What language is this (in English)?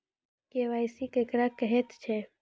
Maithili